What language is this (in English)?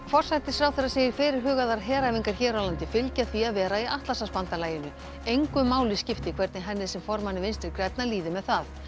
Icelandic